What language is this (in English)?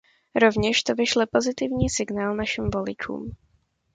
Czech